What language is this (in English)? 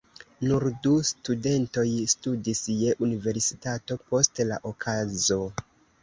Esperanto